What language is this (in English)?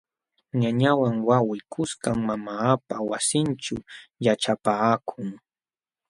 Jauja Wanca Quechua